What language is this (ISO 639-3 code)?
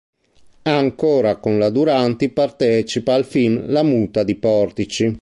ita